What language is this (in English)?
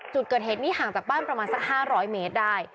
Thai